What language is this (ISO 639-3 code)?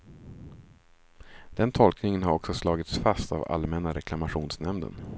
swe